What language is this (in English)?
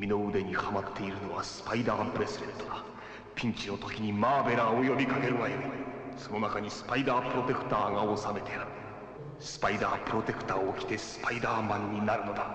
Japanese